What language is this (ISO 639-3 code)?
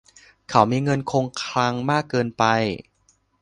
tha